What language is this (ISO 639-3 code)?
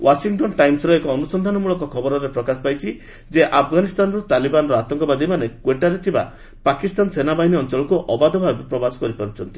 ori